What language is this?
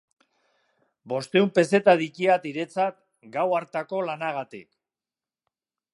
Basque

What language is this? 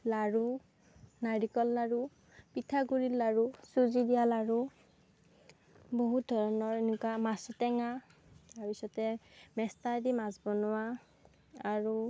Assamese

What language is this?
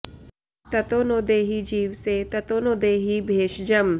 Sanskrit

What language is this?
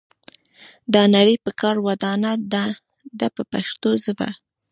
Pashto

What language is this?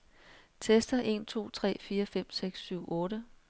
Danish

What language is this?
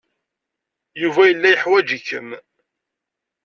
Kabyle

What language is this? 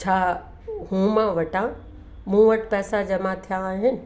Sindhi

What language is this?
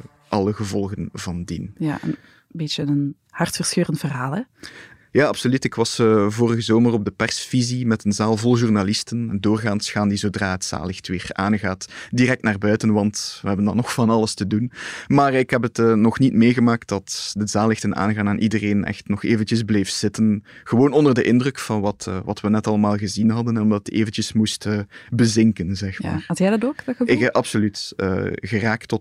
Dutch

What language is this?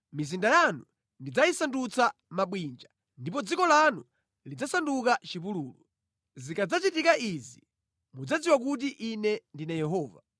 Nyanja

